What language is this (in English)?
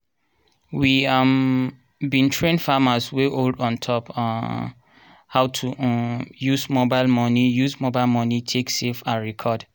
Nigerian Pidgin